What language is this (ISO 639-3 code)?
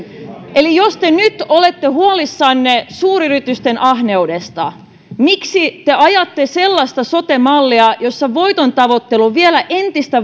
fin